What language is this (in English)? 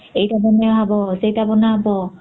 Odia